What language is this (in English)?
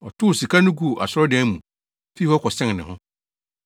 Akan